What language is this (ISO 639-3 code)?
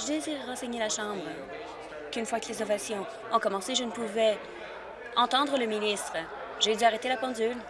fra